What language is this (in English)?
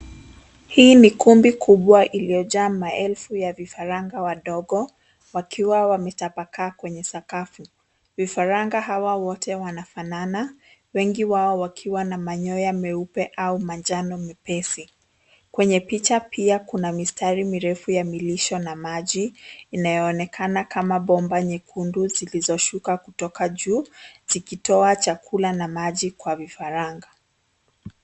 Swahili